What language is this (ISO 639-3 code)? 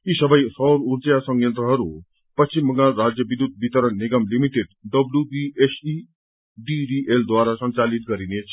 nep